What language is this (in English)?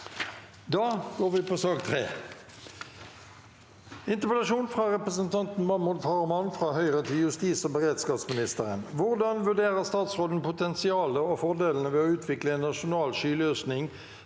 Norwegian